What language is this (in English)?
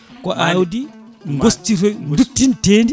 Fula